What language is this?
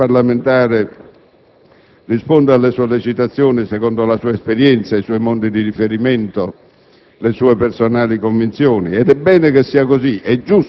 Italian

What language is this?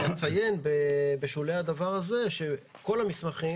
Hebrew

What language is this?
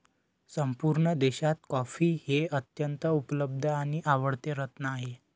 Marathi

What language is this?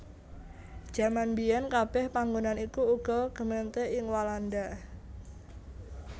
Javanese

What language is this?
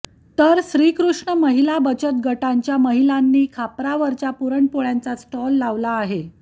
Marathi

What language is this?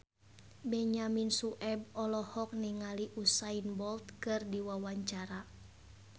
Sundanese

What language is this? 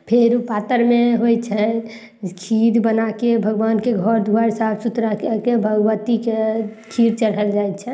Maithili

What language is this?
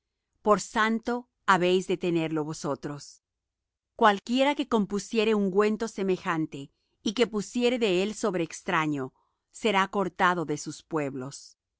Spanish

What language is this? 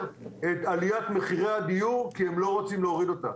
Hebrew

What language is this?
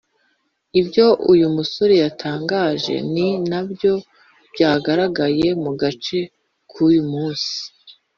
Kinyarwanda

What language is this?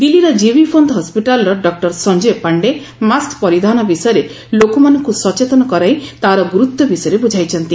Odia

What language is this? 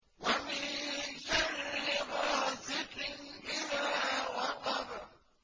Arabic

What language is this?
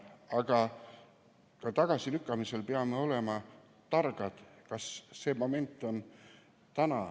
Estonian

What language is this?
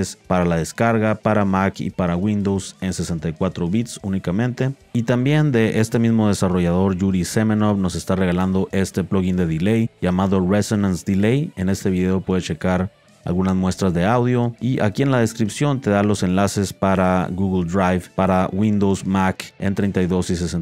Spanish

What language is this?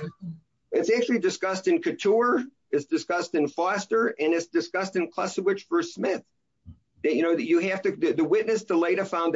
English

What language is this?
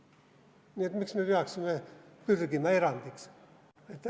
Estonian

